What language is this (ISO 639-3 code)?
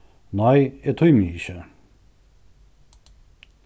fao